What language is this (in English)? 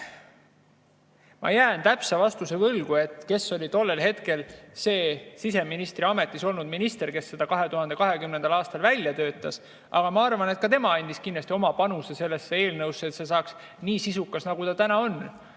Estonian